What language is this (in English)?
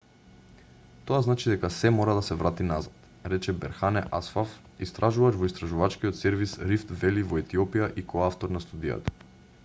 Macedonian